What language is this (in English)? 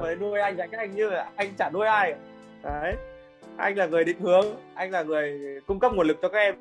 Vietnamese